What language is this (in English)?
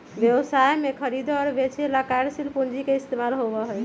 Magahi